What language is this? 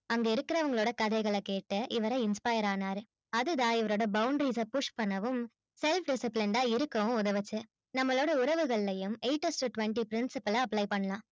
Tamil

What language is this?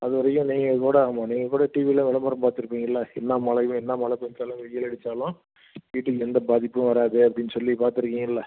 Tamil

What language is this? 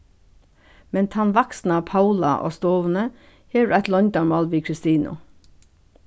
Faroese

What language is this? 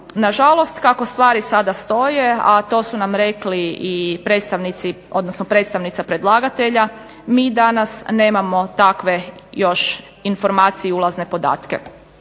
Croatian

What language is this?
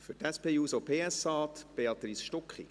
Swiss German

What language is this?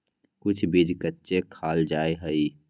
Magahi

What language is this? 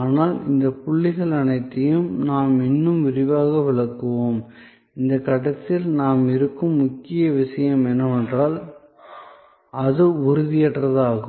Tamil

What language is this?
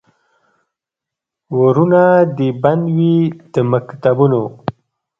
Pashto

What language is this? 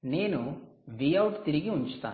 Telugu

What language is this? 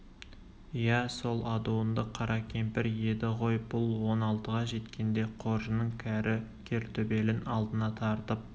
Kazakh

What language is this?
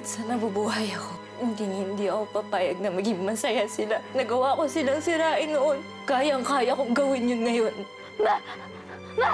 Filipino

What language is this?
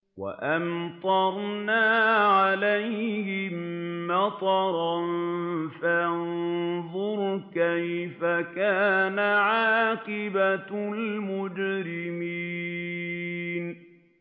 Arabic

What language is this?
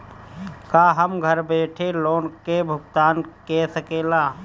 Bhojpuri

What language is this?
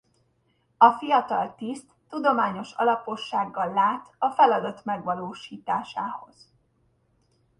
Hungarian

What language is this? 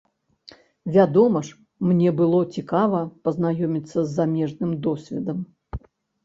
Belarusian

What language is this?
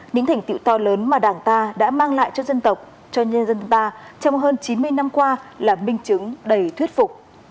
Vietnamese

